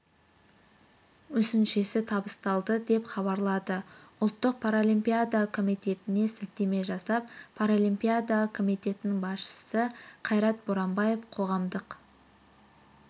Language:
Kazakh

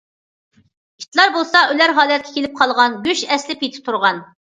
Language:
Uyghur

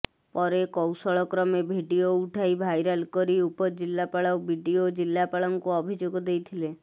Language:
Odia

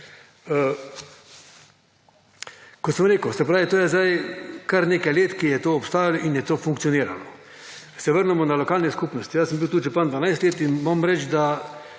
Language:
Slovenian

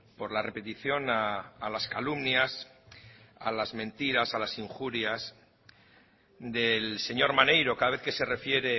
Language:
Spanish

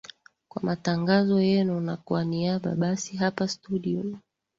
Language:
Swahili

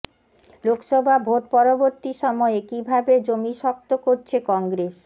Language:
Bangla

